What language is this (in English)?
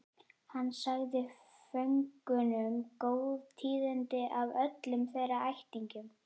Icelandic